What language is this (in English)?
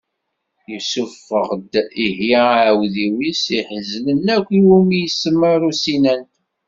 Kabyle